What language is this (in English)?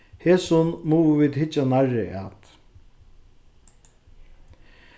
Faroese